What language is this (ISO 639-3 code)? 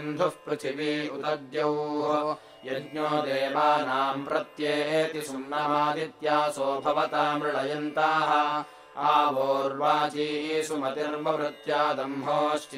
kan